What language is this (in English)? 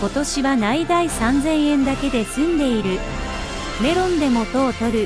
Japanese